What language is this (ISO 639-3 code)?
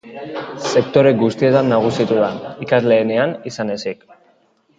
eus